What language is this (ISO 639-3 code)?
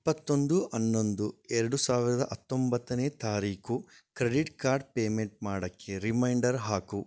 kan